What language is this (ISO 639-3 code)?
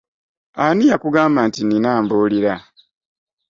lug